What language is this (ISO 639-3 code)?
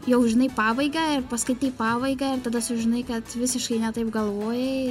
lit